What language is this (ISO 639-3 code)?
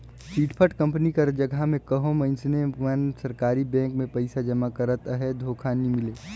hne